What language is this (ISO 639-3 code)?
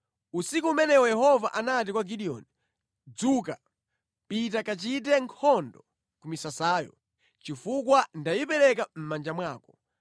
nya